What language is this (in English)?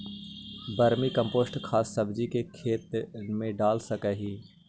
Magahi